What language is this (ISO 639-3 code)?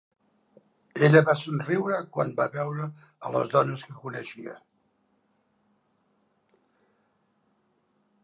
cat